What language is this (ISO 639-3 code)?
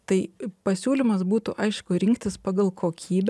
lit